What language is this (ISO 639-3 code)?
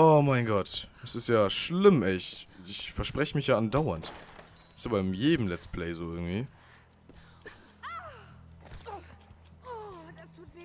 deu